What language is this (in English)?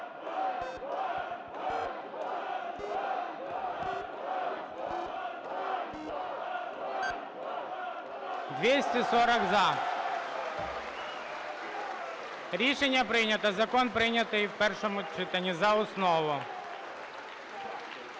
Ukrainian